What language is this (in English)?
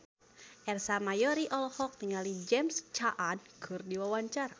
Sundanese